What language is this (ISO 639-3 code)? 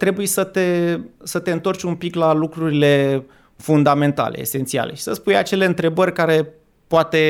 ron